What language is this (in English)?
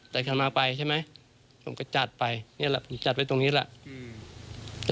Thai